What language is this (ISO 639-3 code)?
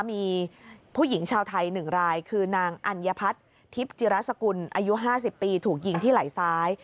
tha